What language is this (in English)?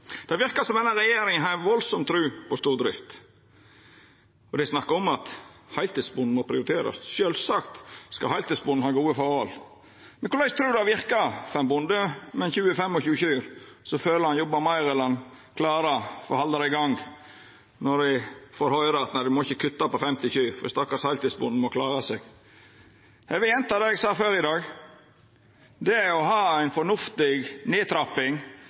Norwegian Nynorsk